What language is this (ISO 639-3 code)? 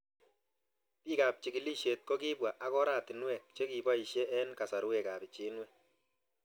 kln